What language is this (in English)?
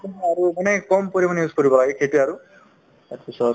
Assamese